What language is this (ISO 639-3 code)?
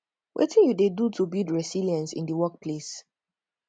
pcm